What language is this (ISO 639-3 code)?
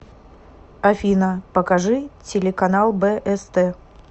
rus